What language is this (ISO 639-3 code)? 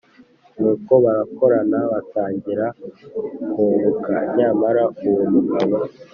kin